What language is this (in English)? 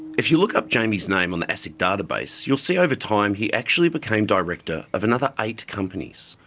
English